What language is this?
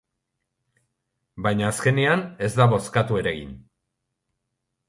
Basque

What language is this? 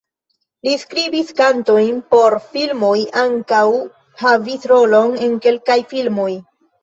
Esperanto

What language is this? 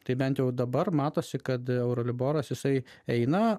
Lithuanian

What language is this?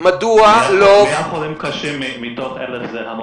Hebrew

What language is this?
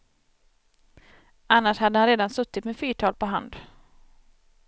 Swedish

